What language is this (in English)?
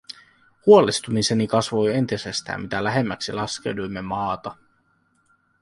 Finnish